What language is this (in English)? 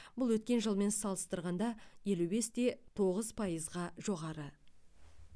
Kazakh